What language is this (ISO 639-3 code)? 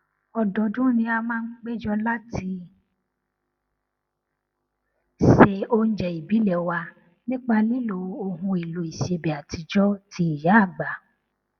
yor